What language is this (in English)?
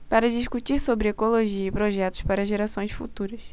Portuguese